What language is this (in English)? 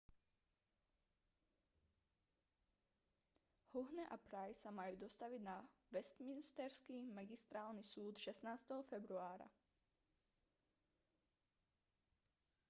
Slovak